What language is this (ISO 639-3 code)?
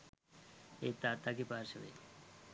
sin